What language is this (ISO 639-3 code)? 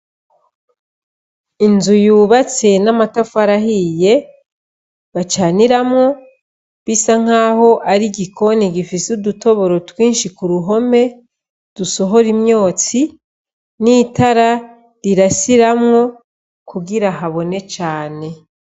run